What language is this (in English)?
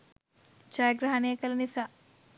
Sinhala